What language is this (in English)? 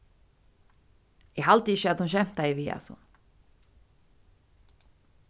Faroese